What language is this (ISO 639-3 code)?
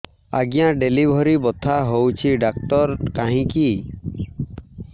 ori